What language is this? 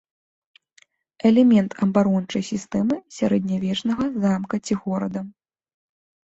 Belarusian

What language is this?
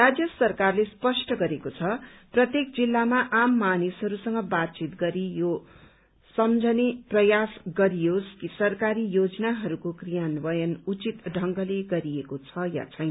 Nepali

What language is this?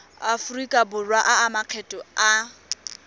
Tswana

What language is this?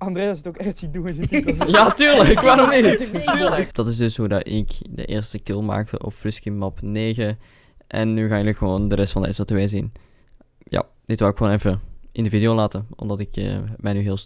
Dutch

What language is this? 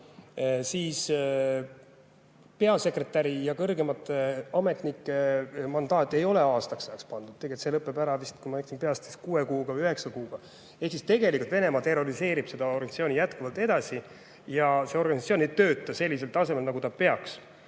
Estonian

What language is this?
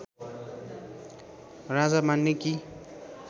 Nepali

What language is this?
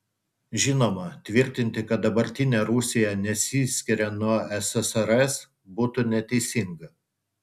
Lithuanian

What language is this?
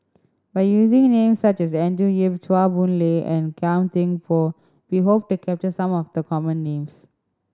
English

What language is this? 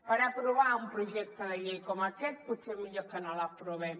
Catalan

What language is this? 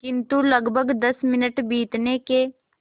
Hindi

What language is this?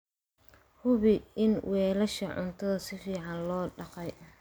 Somali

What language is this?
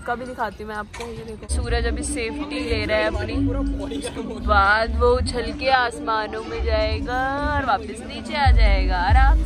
Hindi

